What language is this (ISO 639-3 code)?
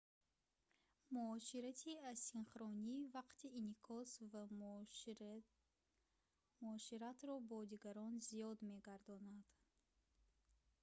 tgk